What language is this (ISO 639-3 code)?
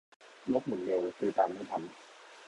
tha